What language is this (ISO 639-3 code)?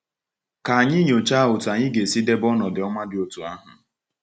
ibo